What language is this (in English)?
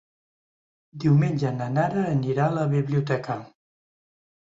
Catalan